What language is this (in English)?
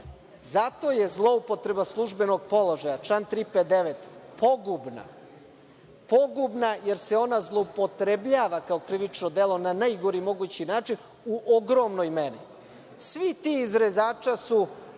Serbian